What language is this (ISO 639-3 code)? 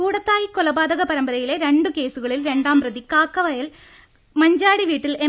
mal